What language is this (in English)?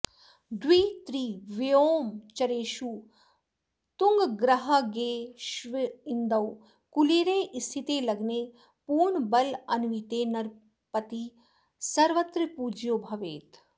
Sanskrit